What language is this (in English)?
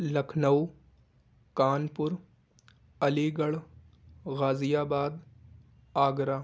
Urdu